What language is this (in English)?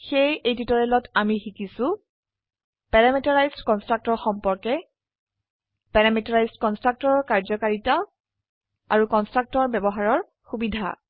Assamese